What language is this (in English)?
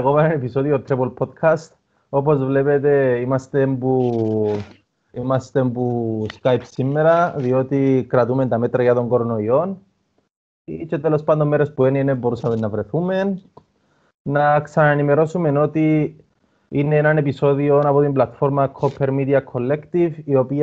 Greek